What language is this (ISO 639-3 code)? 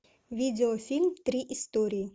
rus